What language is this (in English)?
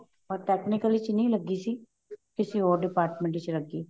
Punjabi